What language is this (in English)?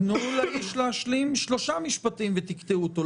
Hebrew